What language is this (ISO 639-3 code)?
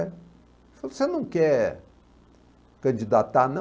por